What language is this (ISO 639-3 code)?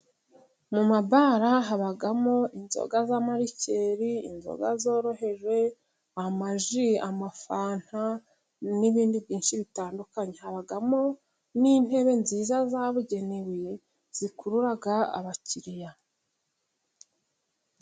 kin